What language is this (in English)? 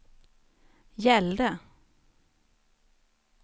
Swedish